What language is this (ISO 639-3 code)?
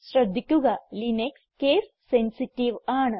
mal